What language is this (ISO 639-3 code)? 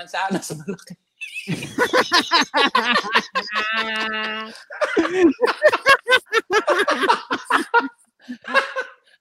fil